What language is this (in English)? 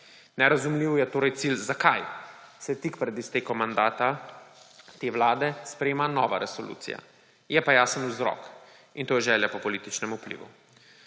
Slovenian